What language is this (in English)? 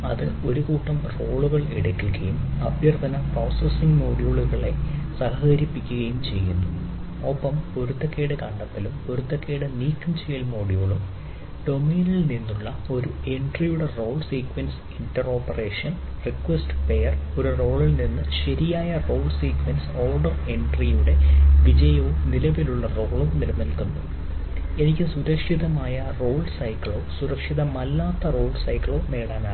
Malayalam